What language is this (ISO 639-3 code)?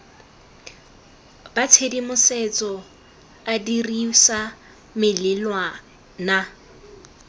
tsn